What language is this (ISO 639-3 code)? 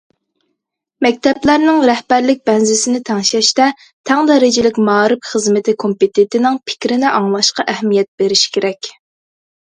uig